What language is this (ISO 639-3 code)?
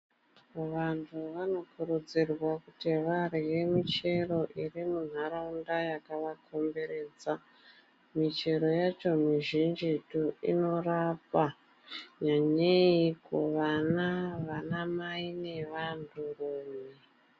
ndc